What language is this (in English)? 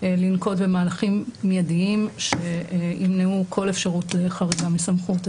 Hebrew